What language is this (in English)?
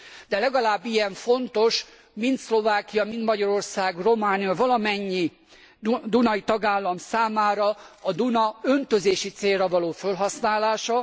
Hungarian